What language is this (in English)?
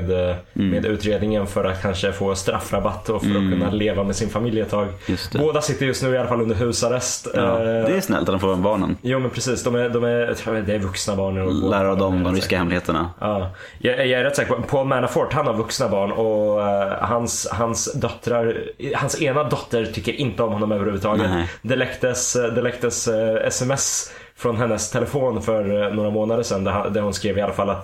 Swedish